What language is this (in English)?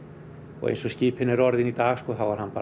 Icelandic